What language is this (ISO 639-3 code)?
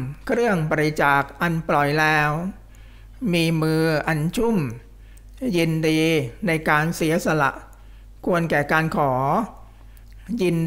tha